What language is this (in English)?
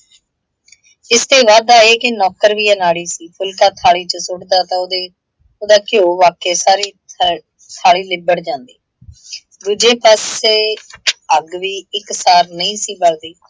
Punjabi